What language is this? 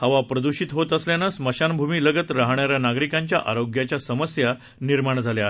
Marathi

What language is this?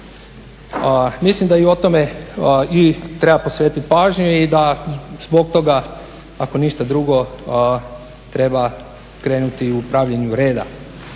Croatian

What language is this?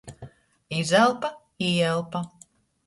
Latgalian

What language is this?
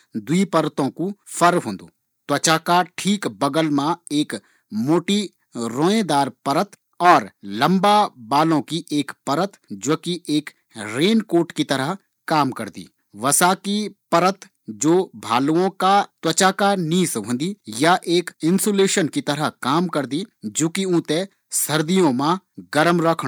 Garhwali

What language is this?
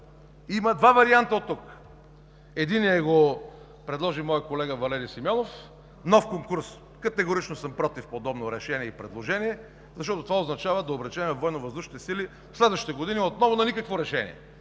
Bulgarian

